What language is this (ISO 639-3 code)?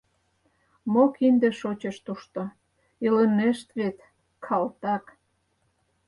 chm